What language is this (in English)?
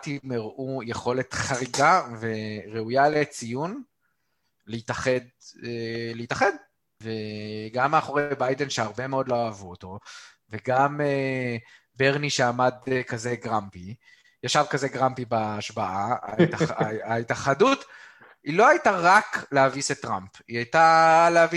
Hebrew